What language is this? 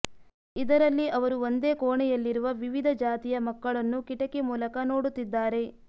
Kannada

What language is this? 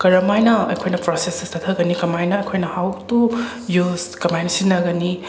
Manipuri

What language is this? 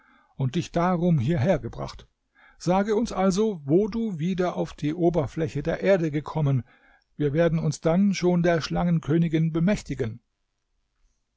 German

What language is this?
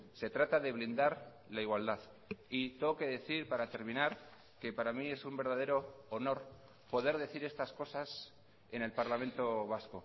Spanish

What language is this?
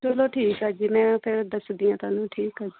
Punjabi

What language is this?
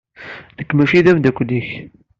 Kabyle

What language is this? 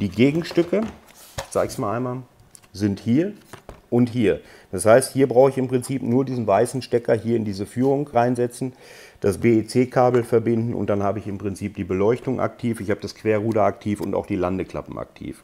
German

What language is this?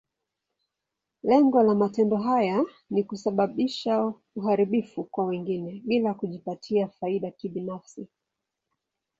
Swahili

